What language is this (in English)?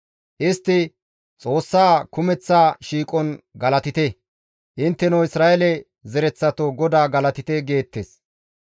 Gamo